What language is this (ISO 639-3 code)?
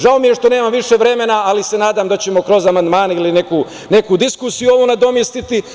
srp